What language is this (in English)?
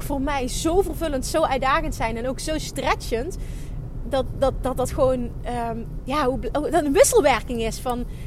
Dutch